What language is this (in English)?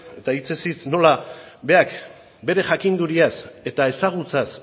Basque